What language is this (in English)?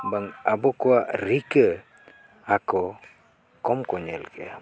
Santali